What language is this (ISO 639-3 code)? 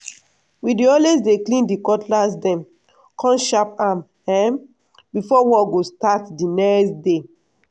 pcm